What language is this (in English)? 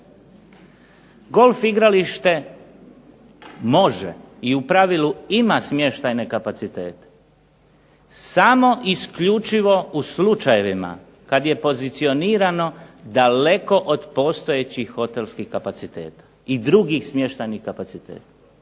Croatian